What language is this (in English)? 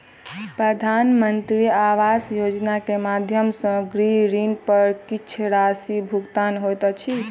Maithili